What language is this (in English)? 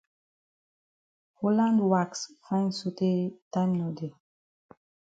Cameroon Pidgin